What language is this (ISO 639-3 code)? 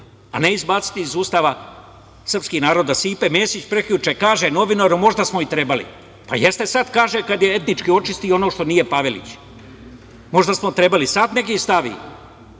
srp